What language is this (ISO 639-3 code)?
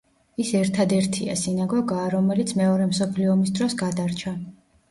kat